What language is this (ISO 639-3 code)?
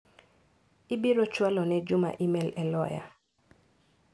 luo